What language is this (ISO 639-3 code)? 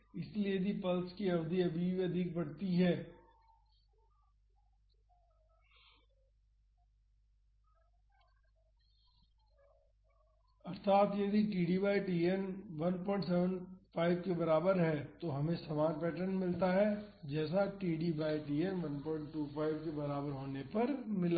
hin